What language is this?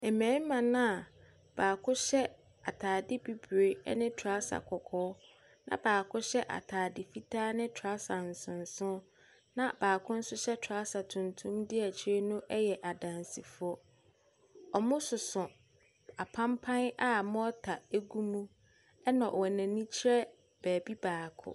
Akan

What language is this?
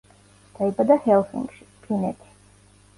Georgian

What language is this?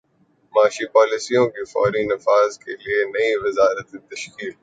Urdu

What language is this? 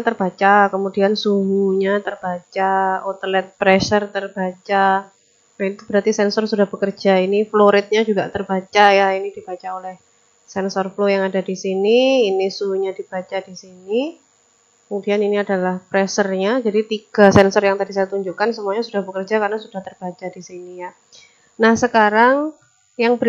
Indonesian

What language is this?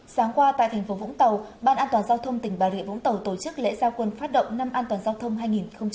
Vietnamese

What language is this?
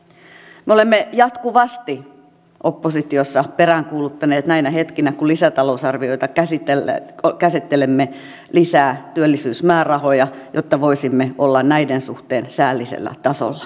Finnish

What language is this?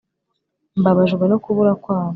Kinyarwanda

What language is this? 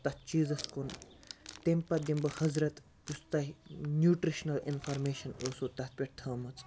Kashmiri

